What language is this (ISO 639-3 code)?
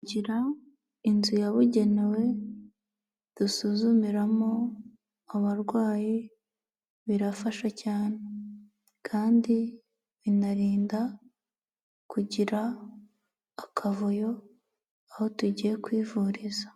kin